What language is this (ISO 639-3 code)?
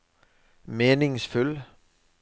nor